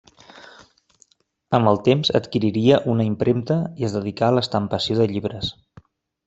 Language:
Catalan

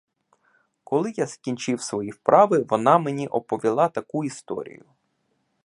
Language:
Ukrainian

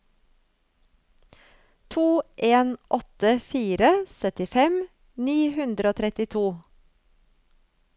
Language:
Norwegian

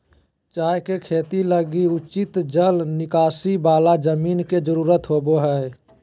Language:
Magahi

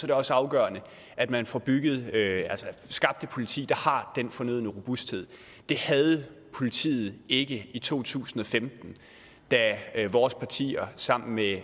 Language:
Danish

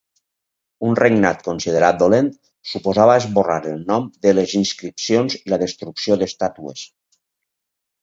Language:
Catalan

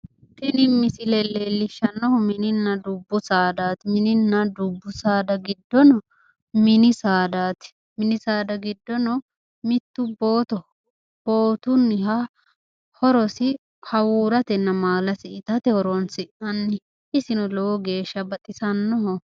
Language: Sidamo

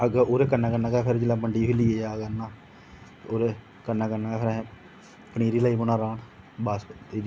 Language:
Dogri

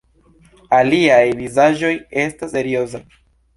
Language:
Esperanto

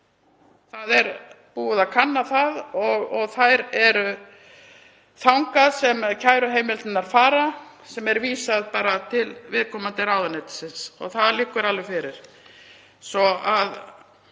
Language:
Icelandic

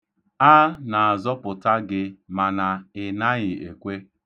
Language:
Igbo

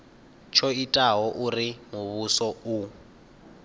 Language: Venda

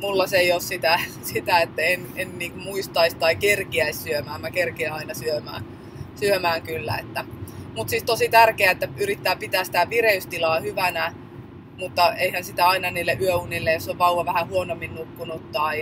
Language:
Finnish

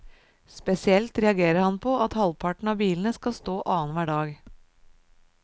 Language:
Norwegian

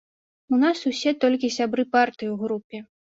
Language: Belarusian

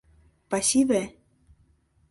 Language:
Mari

